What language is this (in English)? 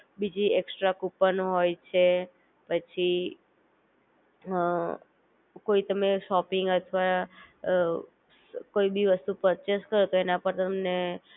Gujarati